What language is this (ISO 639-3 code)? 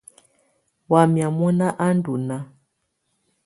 tvu